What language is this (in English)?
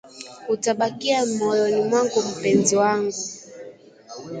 Swahili